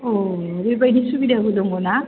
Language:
Bodo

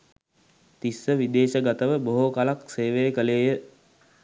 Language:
Sinhala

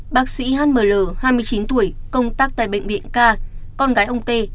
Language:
Vietnamese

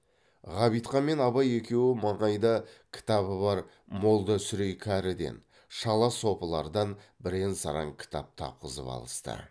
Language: Kazakh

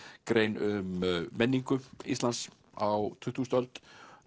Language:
Icelandic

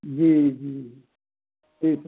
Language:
Maithili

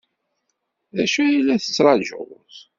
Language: Kabyle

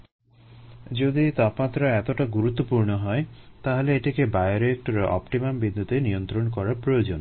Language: Bangla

